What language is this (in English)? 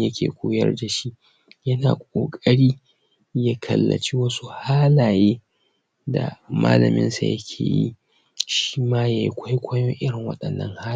Hausa